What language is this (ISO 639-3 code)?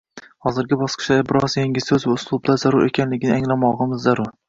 uzb